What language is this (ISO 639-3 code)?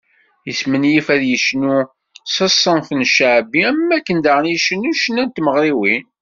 kab